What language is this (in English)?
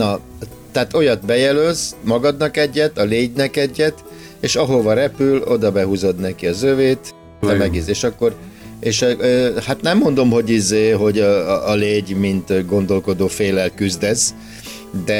Hungarian